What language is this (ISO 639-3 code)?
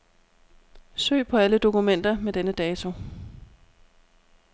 dan